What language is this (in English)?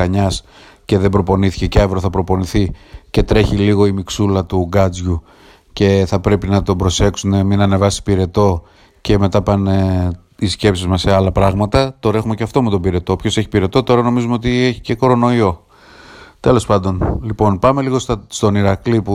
Greek